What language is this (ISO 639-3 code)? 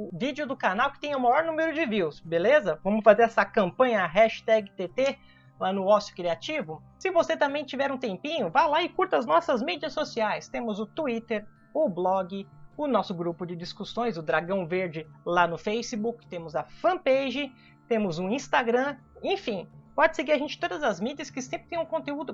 por